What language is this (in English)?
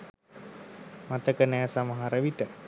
Sinhala